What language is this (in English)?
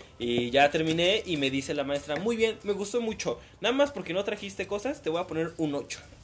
Spanish